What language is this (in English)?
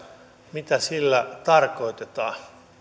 Finnish